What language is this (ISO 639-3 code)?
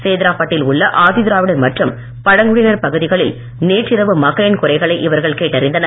tam